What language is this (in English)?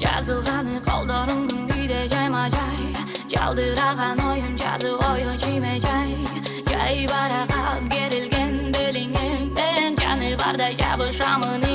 Korean